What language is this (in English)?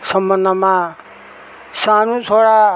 Nepali